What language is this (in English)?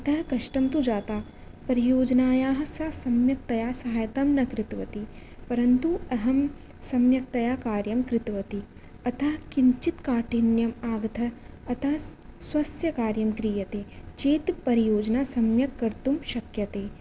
Sanskrit